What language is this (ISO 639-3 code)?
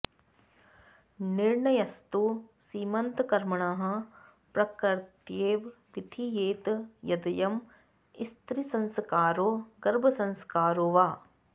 san